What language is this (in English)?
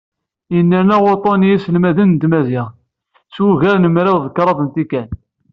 Kabyle